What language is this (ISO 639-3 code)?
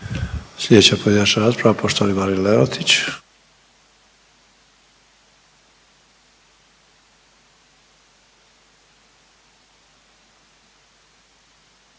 hrv